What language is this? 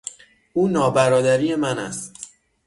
Persian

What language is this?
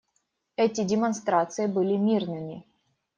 Russian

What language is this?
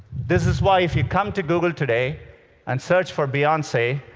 English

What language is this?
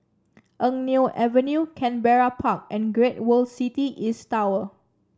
English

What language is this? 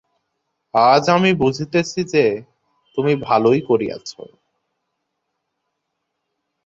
Bangla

